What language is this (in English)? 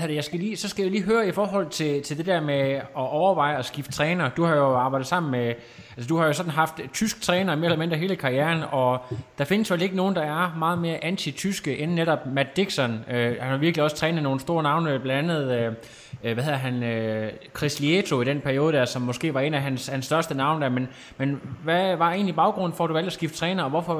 Danish